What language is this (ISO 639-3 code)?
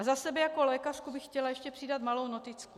ces